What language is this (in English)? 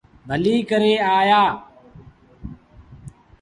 Sindhi Bhil